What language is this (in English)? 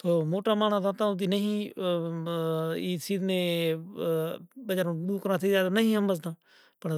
Kachi Koli